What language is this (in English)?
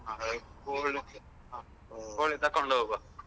Kannada